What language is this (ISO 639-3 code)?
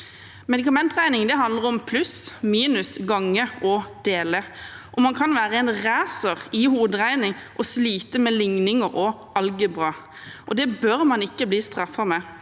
nor